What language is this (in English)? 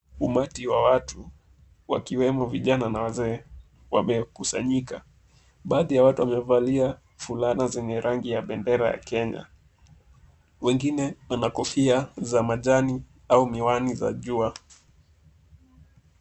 Swahili